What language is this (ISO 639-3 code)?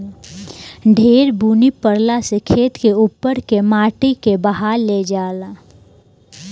bho